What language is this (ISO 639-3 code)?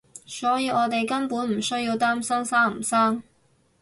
yue